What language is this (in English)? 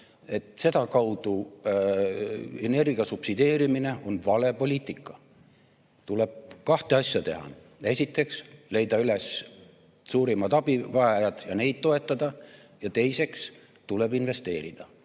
Estonian